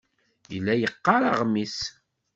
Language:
Kabyle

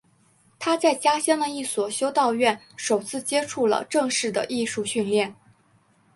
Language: Chinese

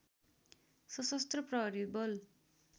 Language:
Nepali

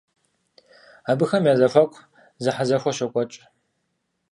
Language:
Kabardian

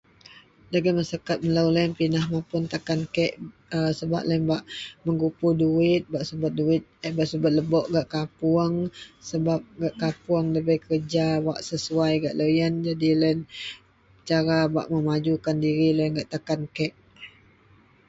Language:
Central Melanau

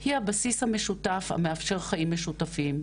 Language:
Hebrew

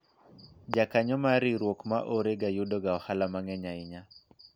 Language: Luo (Kenya and Tanzania)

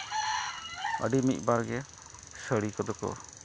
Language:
Santali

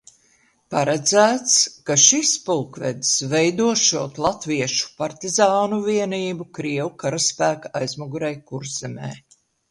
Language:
Latvian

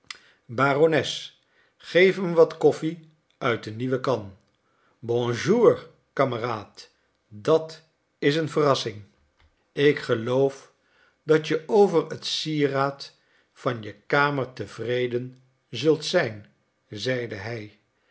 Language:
Dutch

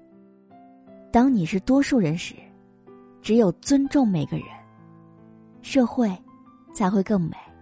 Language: Chinese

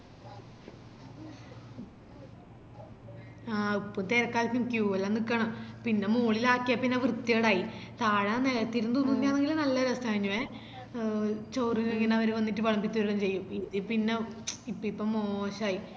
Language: Malayalam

